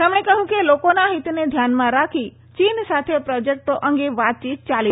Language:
Gujarati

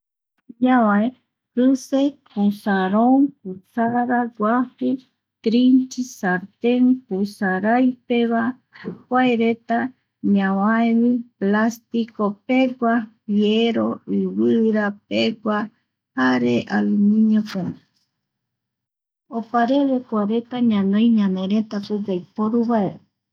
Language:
Eastern Bolivian Guaraní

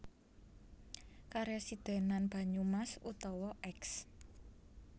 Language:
Javanese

